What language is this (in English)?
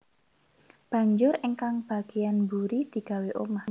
Javanese